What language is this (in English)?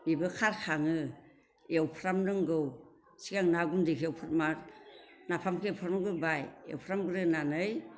Bodo